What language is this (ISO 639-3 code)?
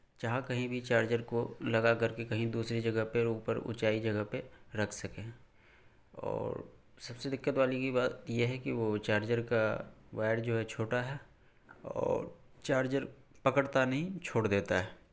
urd